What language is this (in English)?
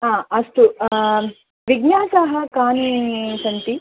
Sanskrit